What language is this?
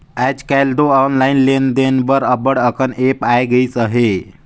Chhattisgarhi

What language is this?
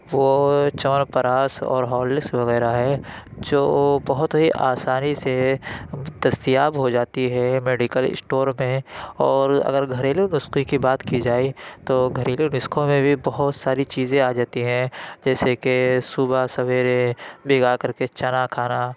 Urdu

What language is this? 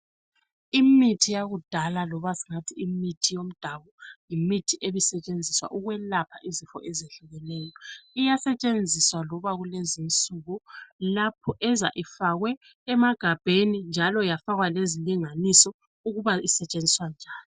North Ndebele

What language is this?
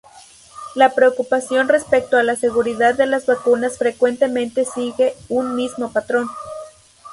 Spanish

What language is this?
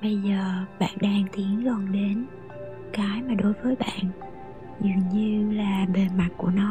Vietnamese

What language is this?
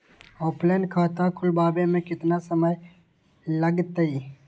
Magahi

